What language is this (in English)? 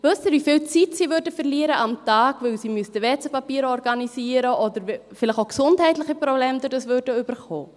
Swiss German